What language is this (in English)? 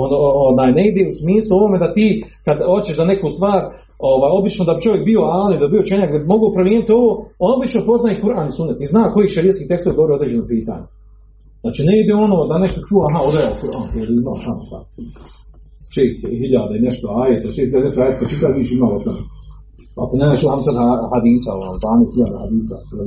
Croatian